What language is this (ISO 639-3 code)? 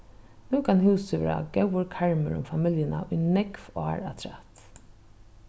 fao